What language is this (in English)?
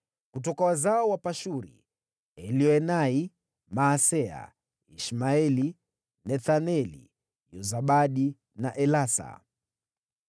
Swahili